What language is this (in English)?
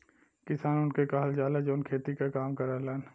Bhojpuri